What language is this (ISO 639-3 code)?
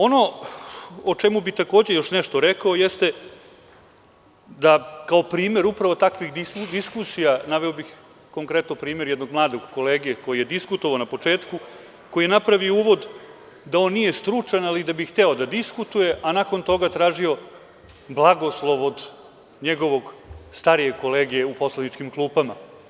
srp